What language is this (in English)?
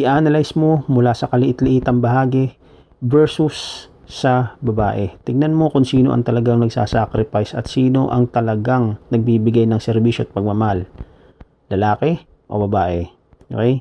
Filipino